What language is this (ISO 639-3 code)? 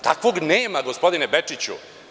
srp